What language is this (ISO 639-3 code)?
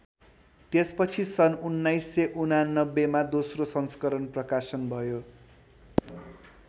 nep